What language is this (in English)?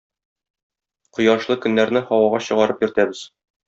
Tatar